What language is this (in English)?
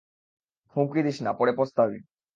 Bangla